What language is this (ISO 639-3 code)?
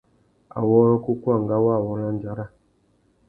bag